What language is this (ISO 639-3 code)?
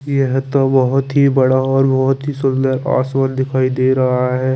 hin